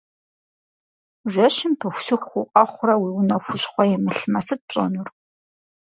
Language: Kabardian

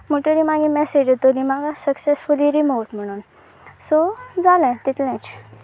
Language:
Konkani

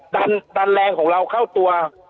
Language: Thai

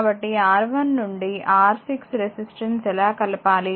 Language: Telugu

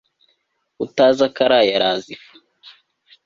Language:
Kinyarwanda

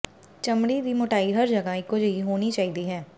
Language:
Punjabi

